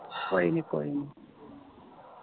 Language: Punjabi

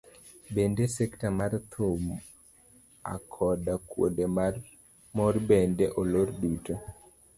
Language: Luo (Kenya and Tanzania)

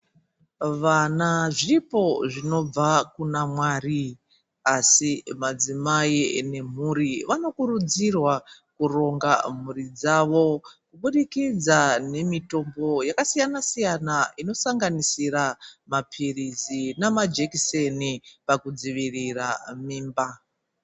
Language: Ndau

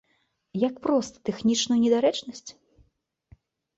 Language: Belarusian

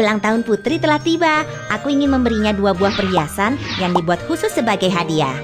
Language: Indonesian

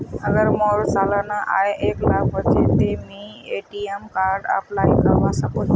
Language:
Magahi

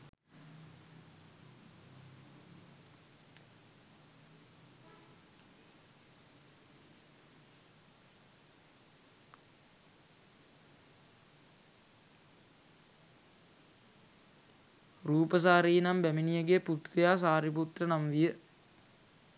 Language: Sinhala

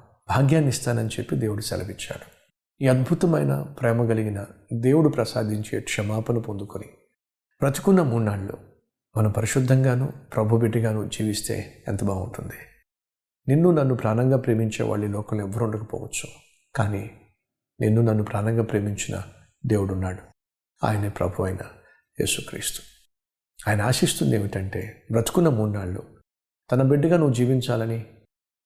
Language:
Telugu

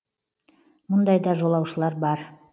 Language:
Kazakh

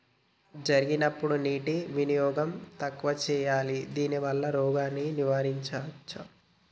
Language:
Telugu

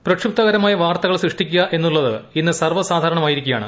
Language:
Malayalam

